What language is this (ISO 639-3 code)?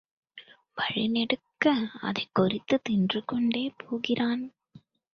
tam